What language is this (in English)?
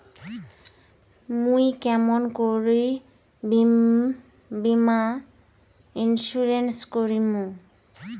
Bangla